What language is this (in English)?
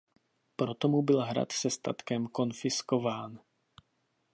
Czech